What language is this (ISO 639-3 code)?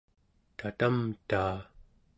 esu